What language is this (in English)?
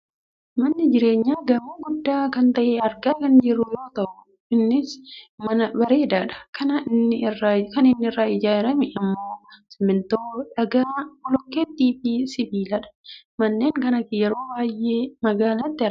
Oromo